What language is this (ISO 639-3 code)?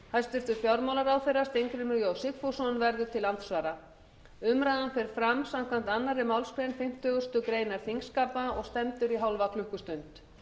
isl